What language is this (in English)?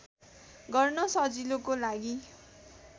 Nepali